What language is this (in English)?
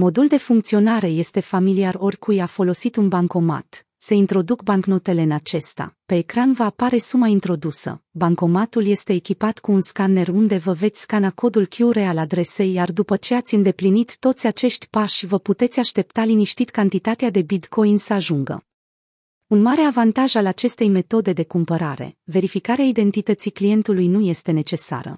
Romanian